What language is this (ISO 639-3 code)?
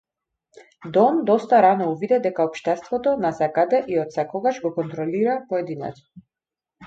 mkd